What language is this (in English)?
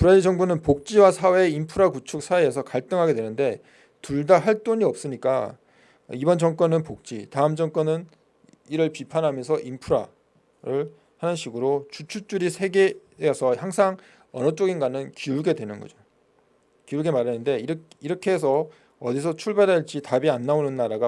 Korean